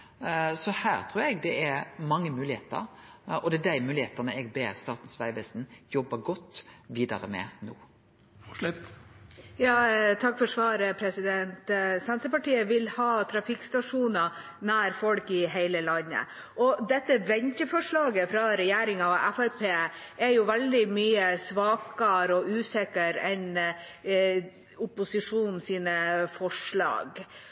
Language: Norwegian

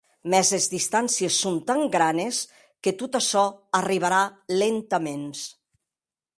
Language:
Occitan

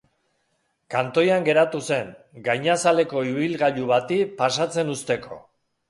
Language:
Basque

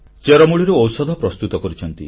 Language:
Odia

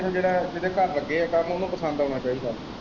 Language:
Punjabi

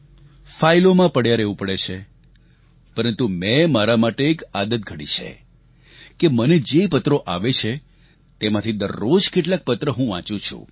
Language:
Gujarati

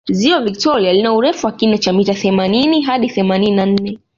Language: Swahili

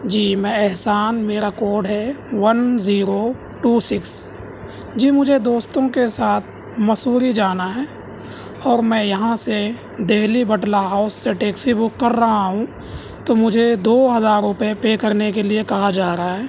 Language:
Urdu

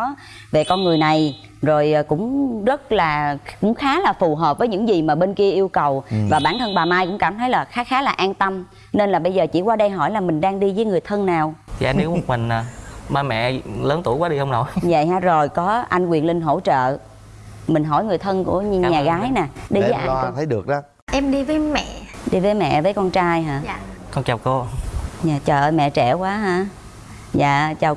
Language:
Vietnamese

